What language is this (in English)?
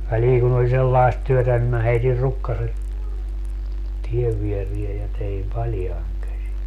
Finnish